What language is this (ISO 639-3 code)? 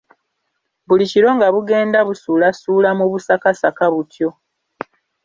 lug